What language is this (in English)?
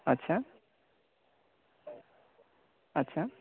Bangla